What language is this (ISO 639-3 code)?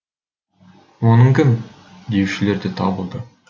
kaz